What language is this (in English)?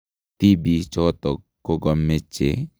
Kalenjin